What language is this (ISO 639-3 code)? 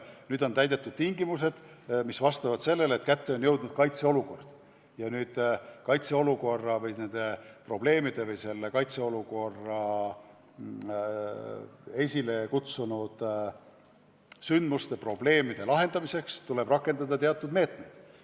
est